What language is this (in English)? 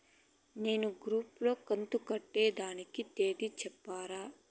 Telugu